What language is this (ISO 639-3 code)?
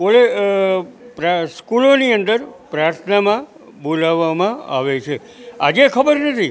guj